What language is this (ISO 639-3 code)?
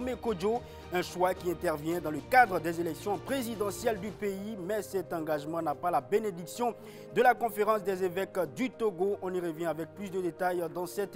fra